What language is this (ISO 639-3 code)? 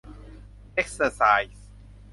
tha